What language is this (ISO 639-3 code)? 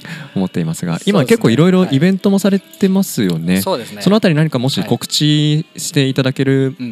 jpn